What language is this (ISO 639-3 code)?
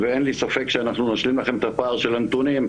heb